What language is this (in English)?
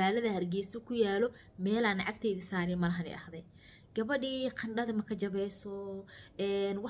Arabic